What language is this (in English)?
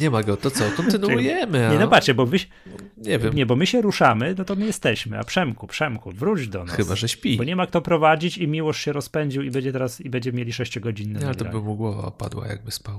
Polish